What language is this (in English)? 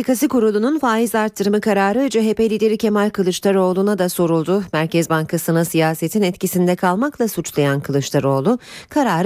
Turkish